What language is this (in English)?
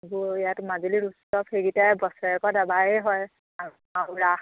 Assamese